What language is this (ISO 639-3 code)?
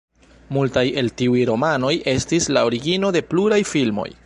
epo